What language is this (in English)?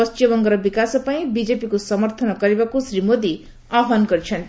Odia